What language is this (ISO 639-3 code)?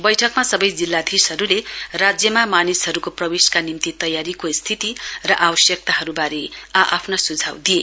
nep